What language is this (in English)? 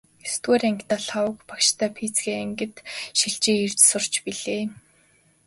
Mongolian